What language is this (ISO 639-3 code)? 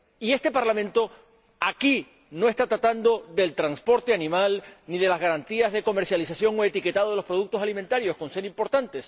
spa